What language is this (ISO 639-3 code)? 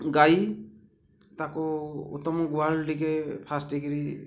ori